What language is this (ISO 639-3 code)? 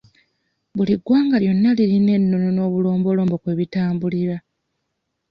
lug